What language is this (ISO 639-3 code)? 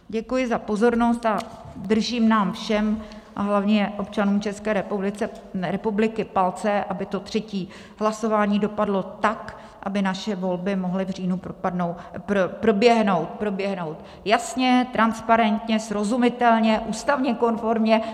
ces